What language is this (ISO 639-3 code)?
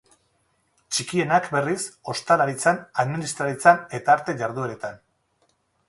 eus